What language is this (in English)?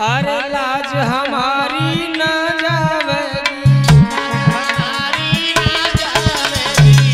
Hindi